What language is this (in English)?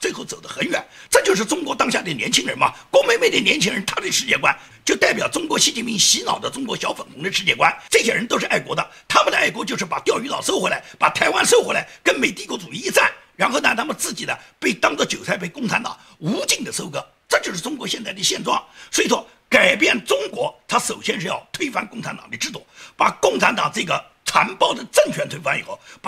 Chinese